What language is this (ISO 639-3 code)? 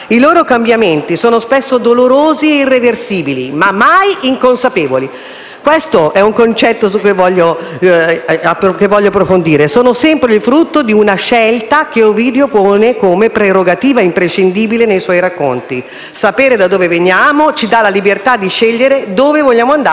ita